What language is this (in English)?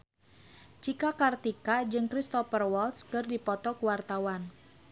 Sundanese